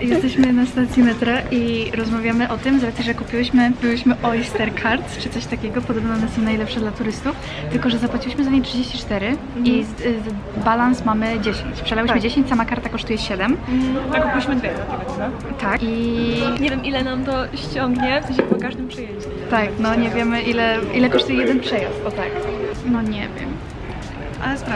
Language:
Polish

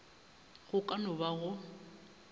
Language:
Northern Sotho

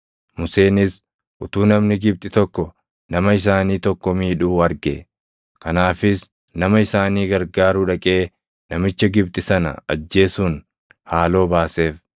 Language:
Oromo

